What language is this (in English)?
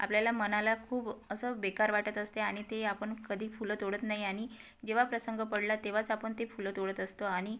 Marathi